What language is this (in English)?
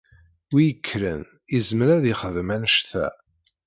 Kabyle